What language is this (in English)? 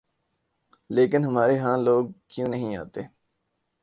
Urdu